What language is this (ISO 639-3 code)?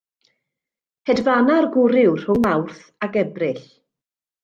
cym